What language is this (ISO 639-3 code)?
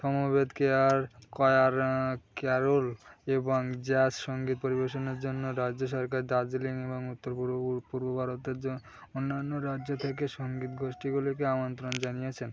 ben